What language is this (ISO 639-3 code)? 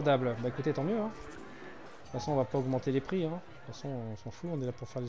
fra